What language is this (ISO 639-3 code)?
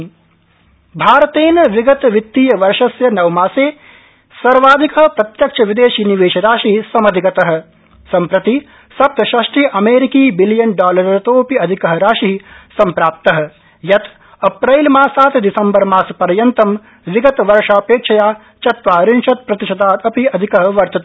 san